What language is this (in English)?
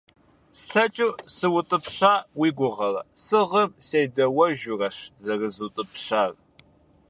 Kabardian